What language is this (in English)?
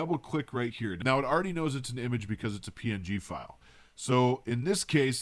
English